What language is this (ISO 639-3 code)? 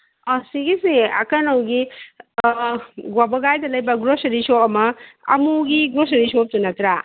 mni